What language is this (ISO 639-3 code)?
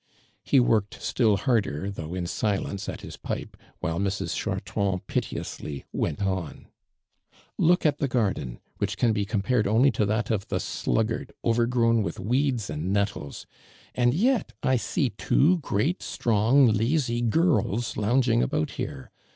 eng